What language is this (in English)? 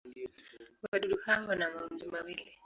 Swahili